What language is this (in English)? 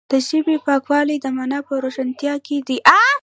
Pashto